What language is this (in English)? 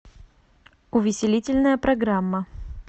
Russian